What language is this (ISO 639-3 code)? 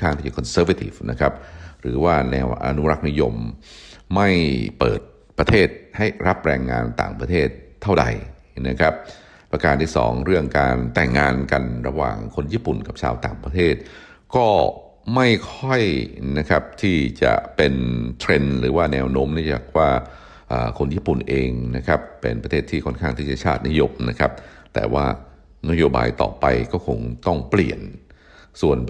tha